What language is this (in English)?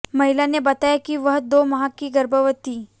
Hindi